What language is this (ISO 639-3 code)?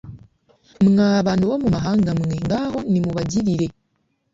kin